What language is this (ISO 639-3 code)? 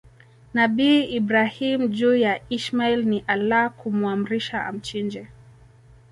swa